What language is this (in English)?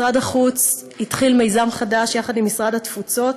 Hebrew